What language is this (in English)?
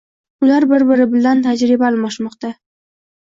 Uzbek